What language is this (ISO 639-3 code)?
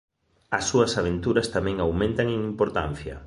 glg